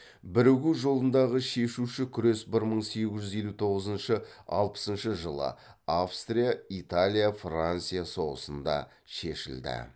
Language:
Kazakh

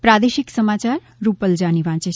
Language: Gujarati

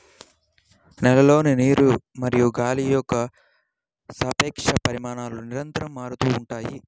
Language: Telugu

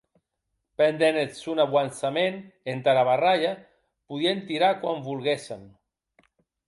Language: Occitan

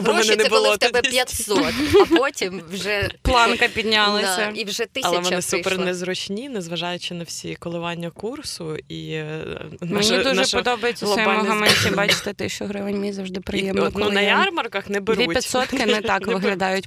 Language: Ukrainian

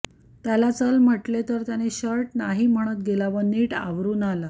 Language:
Marathi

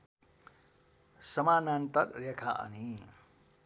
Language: Nepali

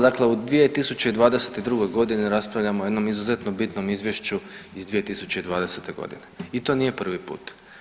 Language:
Croatian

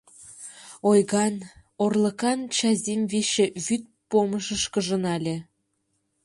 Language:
Mari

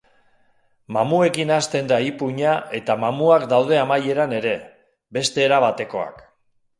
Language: Basque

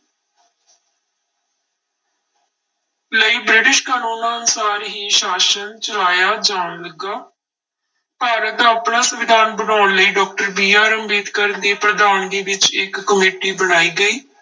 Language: Punjabi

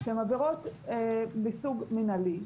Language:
Hebrew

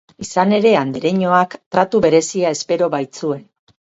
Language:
Basque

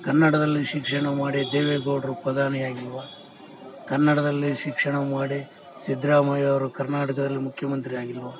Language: Kannada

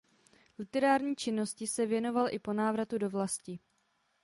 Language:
Czech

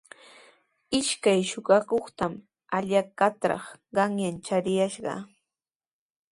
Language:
Sihuas Ancash Quechua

